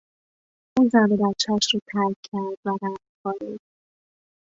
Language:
Persian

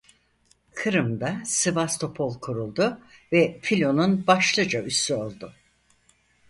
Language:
Turkish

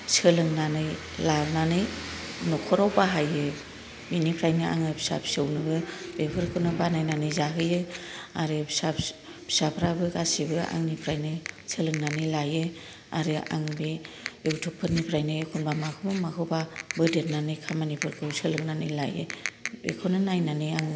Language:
Bodo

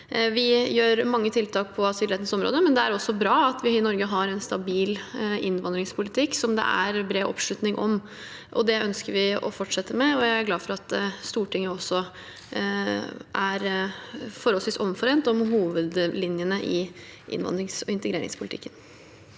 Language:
Norwegian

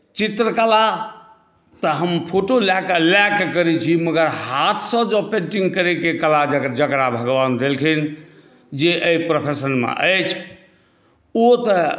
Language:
Maithili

